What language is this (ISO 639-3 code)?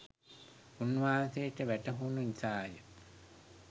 sin